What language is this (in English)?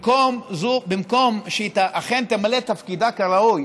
Hebrew